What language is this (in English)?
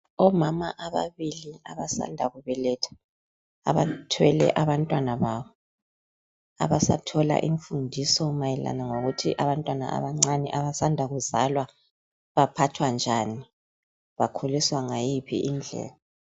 North Ndebele